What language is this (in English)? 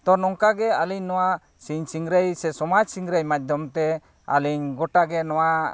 Santali